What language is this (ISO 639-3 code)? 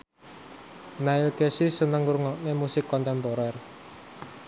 jav